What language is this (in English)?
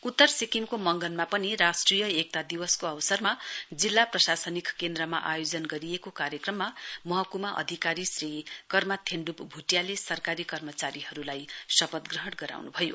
Nepali